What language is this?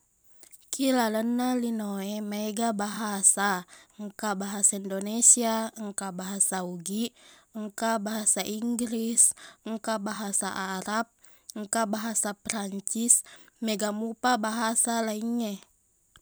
Buginese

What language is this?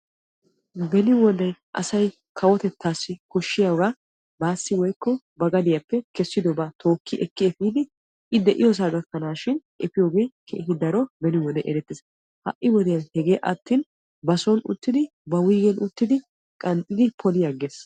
Wolaytta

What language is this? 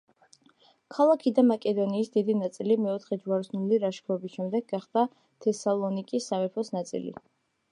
Georgian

